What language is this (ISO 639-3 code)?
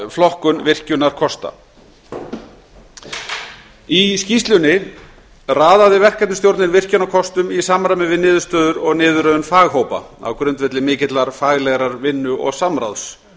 isl